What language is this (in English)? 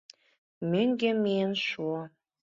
Mari